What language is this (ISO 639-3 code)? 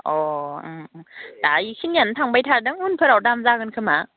brx